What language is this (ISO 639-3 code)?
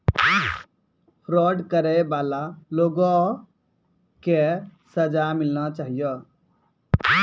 mai